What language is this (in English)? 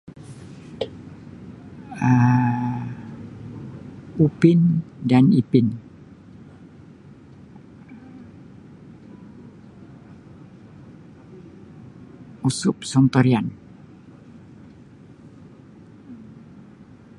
Sabah Bisaya